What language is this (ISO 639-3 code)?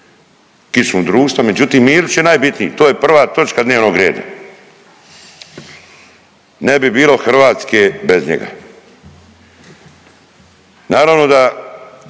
hrv